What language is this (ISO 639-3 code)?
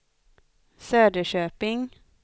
swe